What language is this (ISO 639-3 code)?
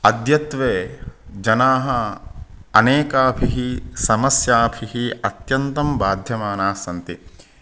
san